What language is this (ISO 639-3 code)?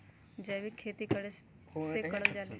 mag